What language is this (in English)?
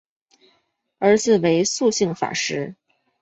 Chinese